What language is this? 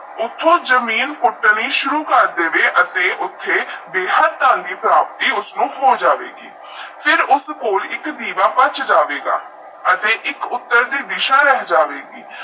Punjabi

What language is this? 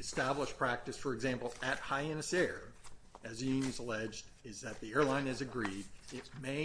English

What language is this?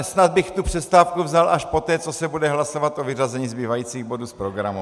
Czech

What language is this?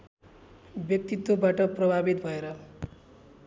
Nepali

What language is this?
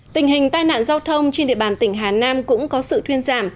Vietnamese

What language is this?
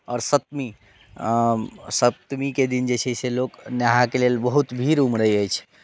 Maithili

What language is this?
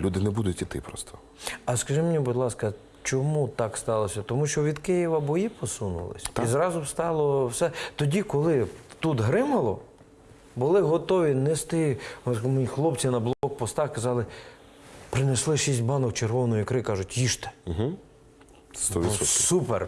Ukrainian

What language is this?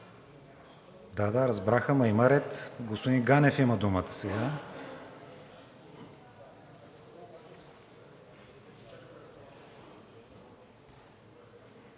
Bulgarian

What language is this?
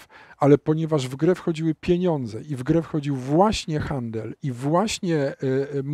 Polish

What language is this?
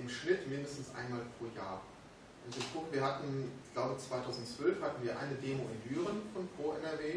German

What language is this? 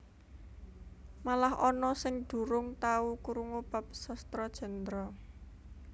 Javanese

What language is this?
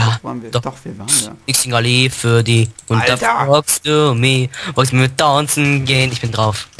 German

